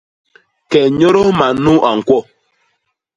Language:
Basaa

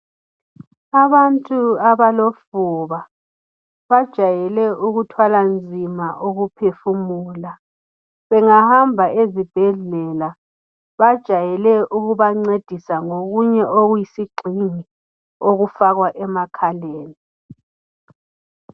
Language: North Ndebele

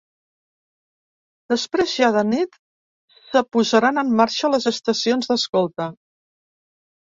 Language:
Catalan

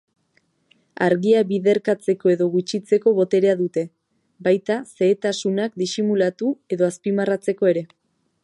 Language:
Basque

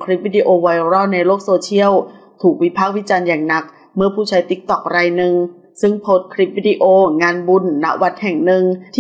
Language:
Thai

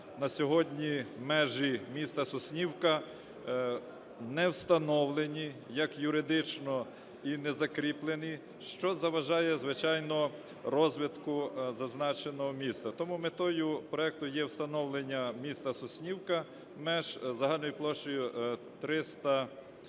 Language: Ukrainian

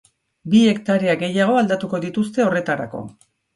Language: Basque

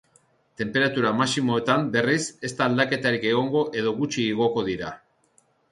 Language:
Basque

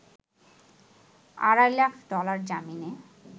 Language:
Bangla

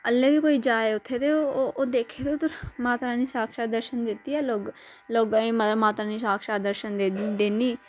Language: Dogri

